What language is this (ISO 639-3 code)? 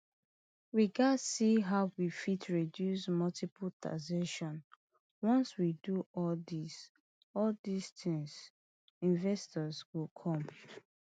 pcm